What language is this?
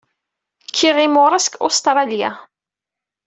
Kabyle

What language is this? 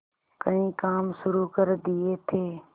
Hindi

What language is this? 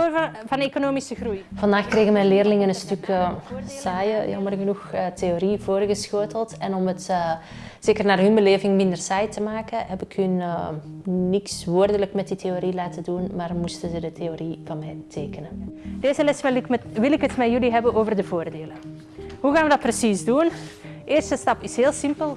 Dutch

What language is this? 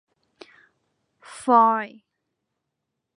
Thai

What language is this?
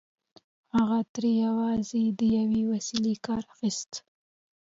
Pashto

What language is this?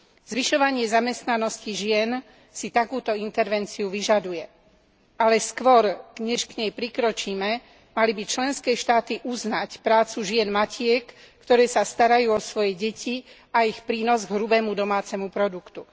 Slovak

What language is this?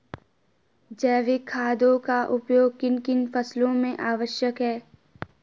Hindi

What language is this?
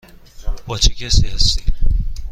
Persian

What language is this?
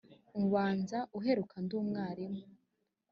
Kinyarwanda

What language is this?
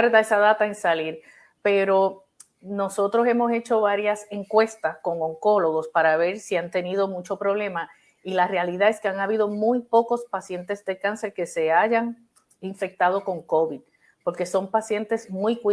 Spanish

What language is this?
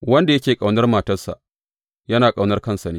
Hausa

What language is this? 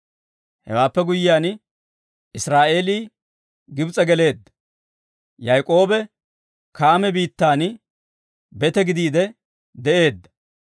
Dawro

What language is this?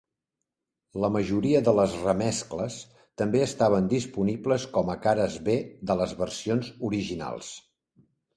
Catalan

